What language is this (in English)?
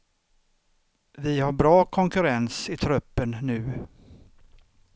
Swedish